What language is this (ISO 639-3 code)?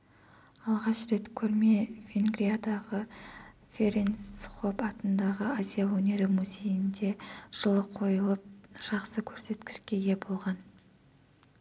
kaz